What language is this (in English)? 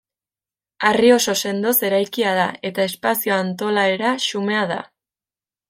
Basque